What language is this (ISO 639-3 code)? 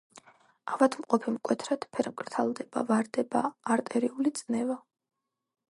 kat